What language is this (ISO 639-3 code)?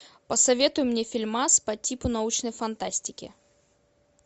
rus